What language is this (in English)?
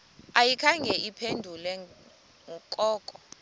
Xhosa